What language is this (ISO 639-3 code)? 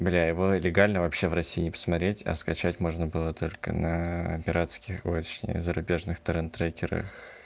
rus